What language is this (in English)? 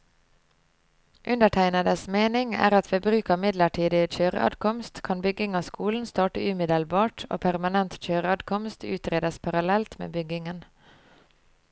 Norwegian